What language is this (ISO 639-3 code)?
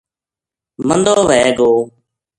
gju